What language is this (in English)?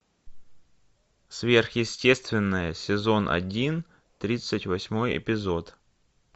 Russian